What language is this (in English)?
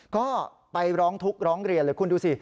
Thai